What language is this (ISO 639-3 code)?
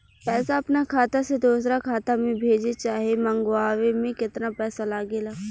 bho